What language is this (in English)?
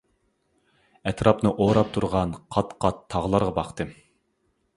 Uyghur